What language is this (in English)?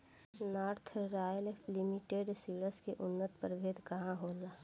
Bhojpuri